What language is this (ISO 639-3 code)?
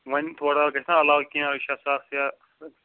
kas